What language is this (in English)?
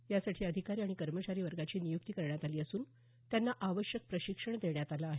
Marathi